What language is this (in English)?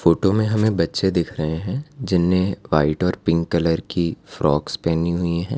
Hindi